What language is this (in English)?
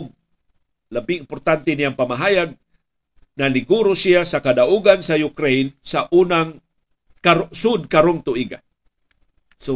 Filipino